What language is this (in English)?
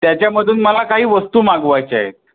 Marathi